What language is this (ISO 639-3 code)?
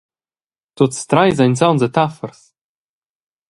roh